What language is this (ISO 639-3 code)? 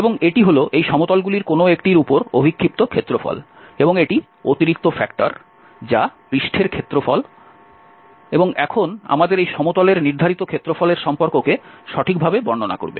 ben